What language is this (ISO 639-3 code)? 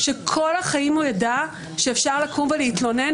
heb